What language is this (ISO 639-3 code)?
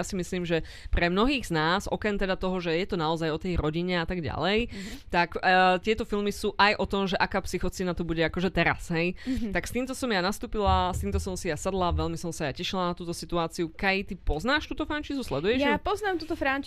slk